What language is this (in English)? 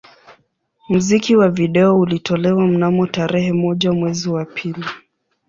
Swahili